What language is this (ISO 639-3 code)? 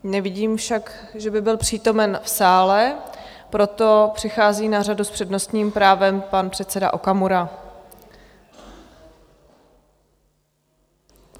ces